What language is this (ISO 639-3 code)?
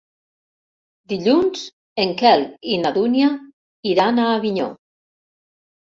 cat